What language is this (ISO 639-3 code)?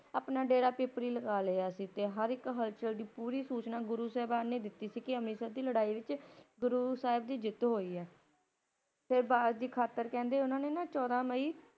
pan